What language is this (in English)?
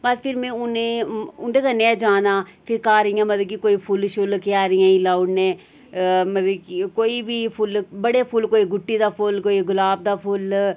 Dogri